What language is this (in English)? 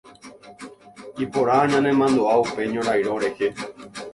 Guarani